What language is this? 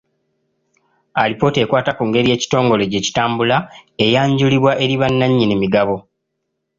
Ganda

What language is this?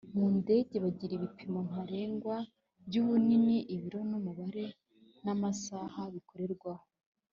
Kinyarwanda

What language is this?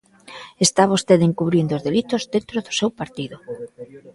Galician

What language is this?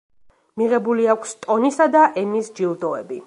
Georgian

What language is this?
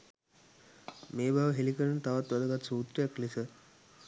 Sinhala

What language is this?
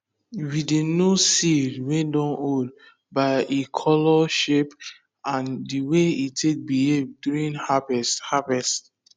Nigerian Pidgin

